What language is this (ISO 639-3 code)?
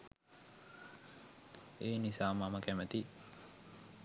sin